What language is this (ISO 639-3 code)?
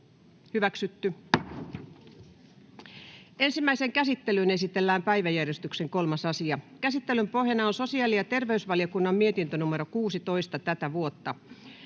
fin